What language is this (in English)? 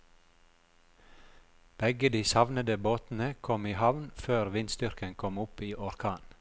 Norwegian